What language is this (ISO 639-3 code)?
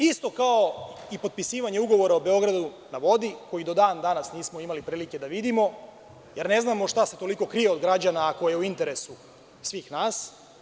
srp